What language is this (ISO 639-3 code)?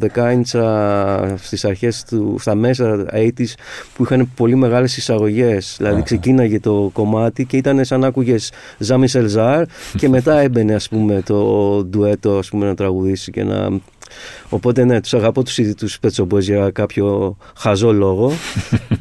ell